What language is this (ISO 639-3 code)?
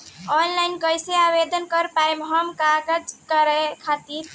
bho